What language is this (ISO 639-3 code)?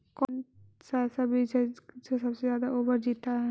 mag